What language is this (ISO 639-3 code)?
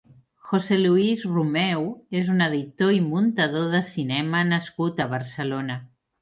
cat